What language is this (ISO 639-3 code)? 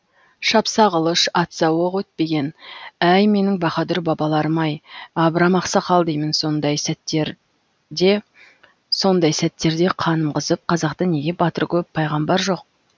kaz